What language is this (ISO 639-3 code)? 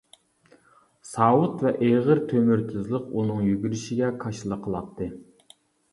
uig